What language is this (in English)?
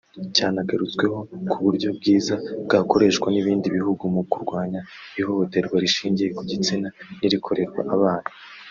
Kinyarwanda